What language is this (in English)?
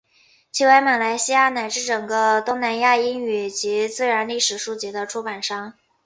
Chinese